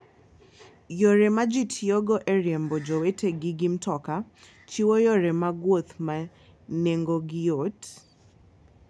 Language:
Luo (Kenya and Tanzania)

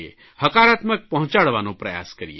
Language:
Gujarati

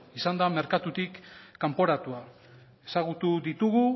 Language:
Basque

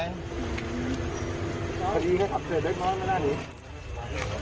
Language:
Thai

